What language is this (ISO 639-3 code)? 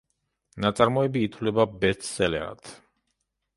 kat